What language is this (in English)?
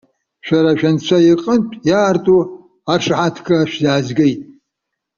Abkhazian